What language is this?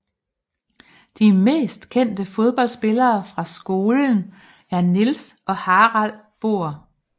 Danish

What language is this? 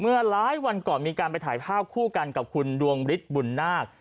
Thai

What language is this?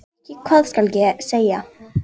Icelandic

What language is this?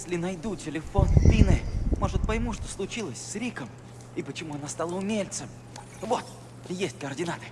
Russian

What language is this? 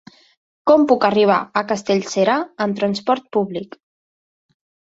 Catalan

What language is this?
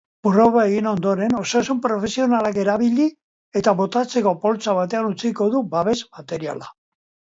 Basque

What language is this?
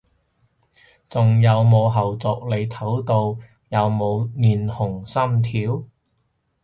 Cantonese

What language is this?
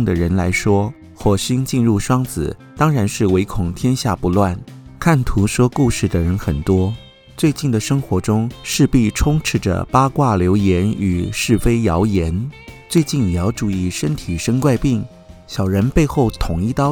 Chinese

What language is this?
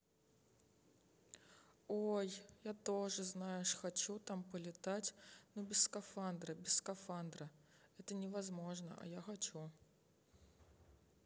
Russian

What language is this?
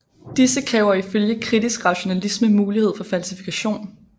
Danish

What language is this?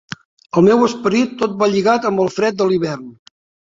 Catalan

